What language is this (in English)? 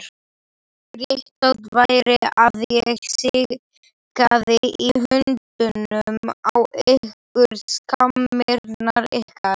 Icelandic